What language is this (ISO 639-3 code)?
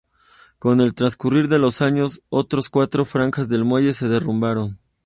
spa